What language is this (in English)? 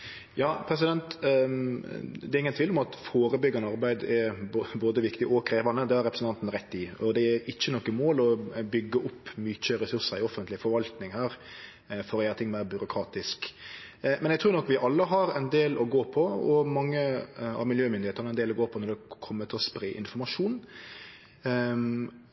Norwegian Nynorsk